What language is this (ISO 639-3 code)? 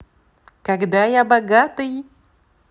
rus